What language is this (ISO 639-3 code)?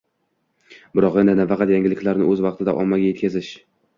uzb